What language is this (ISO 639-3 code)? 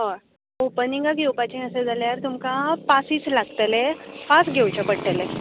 kok